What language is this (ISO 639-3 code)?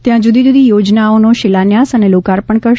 guj